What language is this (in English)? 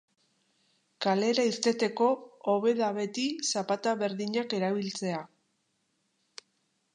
Basque